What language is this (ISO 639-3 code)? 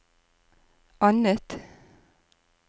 nor